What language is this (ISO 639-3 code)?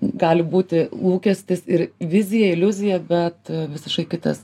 lit